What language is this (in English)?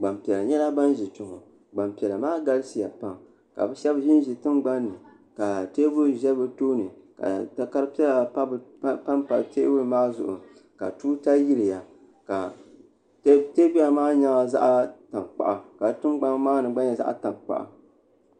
Dagbani